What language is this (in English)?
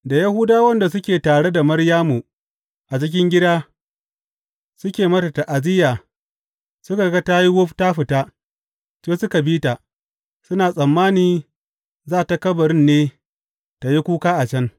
Hausa